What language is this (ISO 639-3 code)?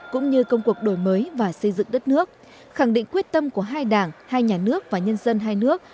vie